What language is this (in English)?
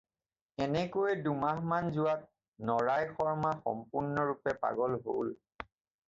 Assamese